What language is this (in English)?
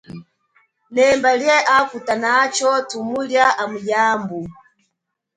Chokwe